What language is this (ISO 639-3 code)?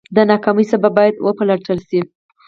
pus